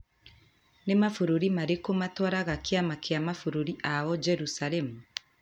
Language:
Kikuyu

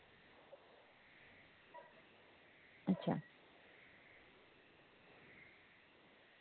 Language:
Dogri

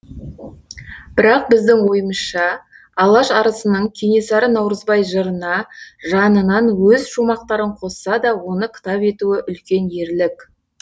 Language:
Kazakh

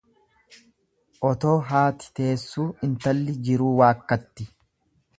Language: Oromo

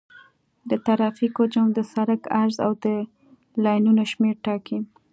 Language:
Pashto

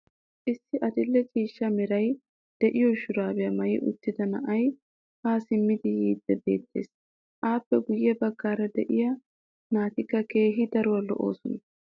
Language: Wolaytta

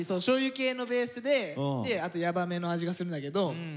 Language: Japanese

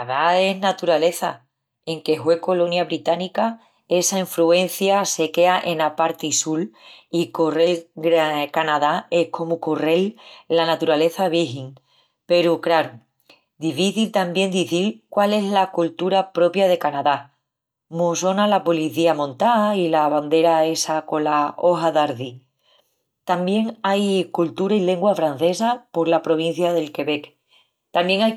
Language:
Extremaduran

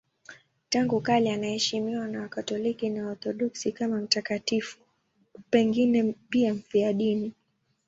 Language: Swahili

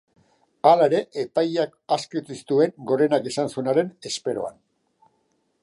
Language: Basque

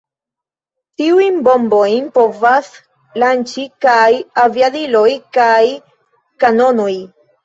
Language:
Esperanto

